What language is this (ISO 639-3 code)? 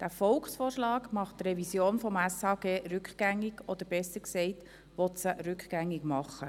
gsw